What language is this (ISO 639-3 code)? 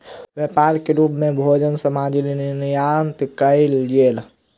mai